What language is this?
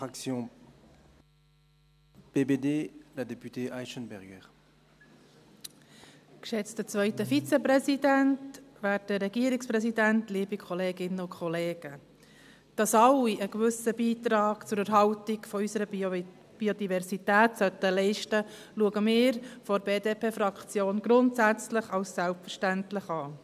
Swiss German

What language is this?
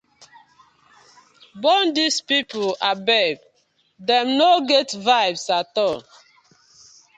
Nigerian Pidgin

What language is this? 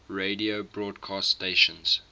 English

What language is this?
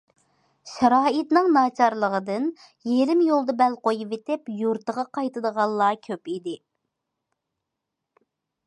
Uyghur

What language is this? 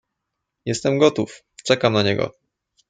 Polish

